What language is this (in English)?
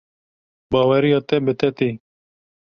Kurdish